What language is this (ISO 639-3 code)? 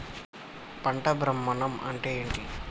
tel